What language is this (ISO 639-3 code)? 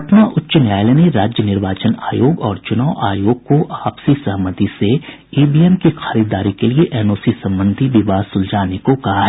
hin